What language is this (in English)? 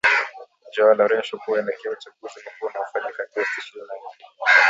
Swahili